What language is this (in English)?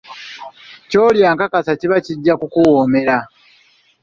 Ganda